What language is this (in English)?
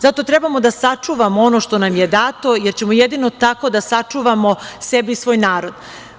Serbian